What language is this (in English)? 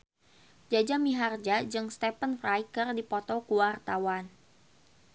Sundanese